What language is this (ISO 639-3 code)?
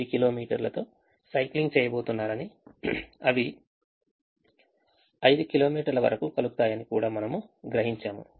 tel